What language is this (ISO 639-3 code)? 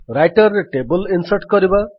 ori